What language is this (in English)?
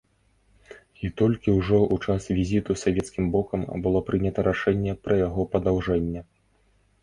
Belarusian